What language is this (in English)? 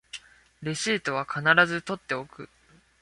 Japanese